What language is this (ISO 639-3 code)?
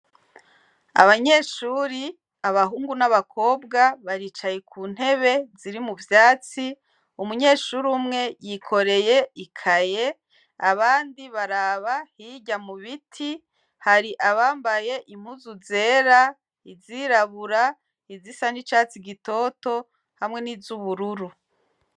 run